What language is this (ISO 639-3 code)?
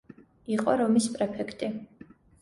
kat